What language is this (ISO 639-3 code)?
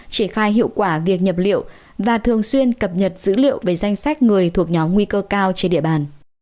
vie